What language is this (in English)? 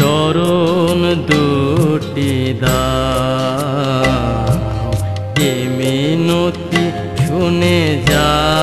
Hindi